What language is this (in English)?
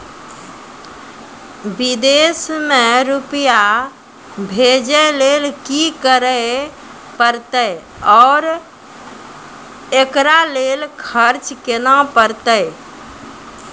Maithili